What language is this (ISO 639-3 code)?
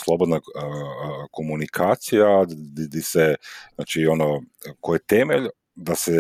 hrv